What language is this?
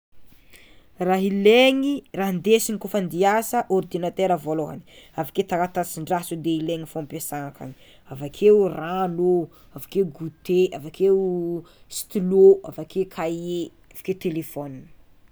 Tsimihety Malagasy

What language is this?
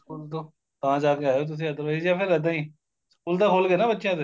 Punjabi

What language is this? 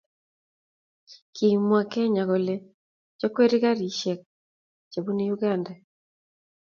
Kalenjin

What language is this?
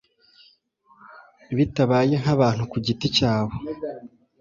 Kinyarwanda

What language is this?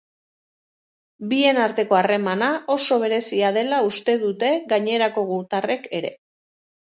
Basque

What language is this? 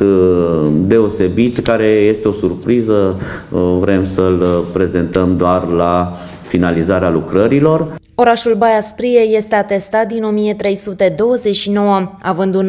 Romanian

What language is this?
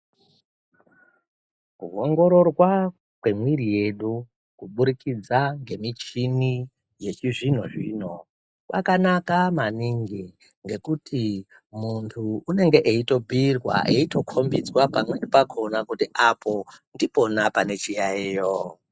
Ndau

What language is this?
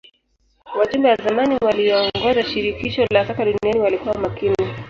Swahili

